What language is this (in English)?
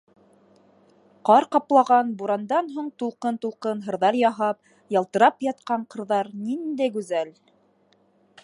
Bashkir